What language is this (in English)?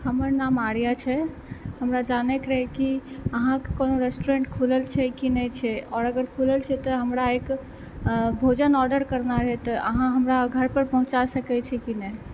Maithili